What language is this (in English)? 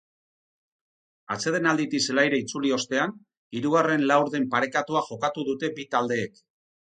Basque